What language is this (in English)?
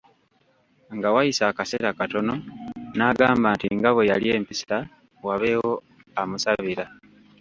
Ganda